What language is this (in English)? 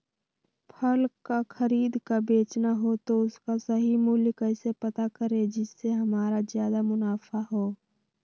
Magahi